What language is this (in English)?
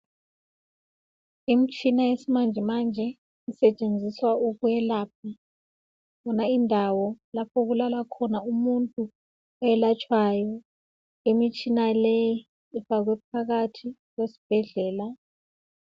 North Ndebele